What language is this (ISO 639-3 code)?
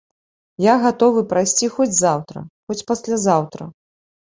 bel